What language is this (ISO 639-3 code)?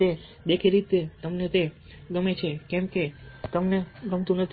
guj